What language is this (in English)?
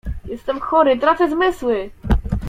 Polish